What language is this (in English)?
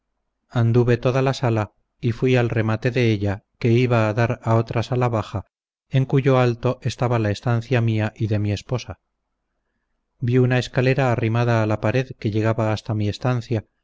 Spanish